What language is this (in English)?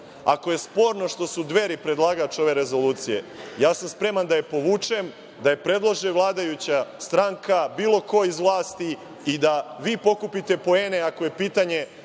Serbian